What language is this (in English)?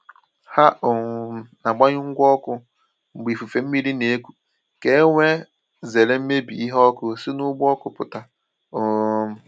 Igbo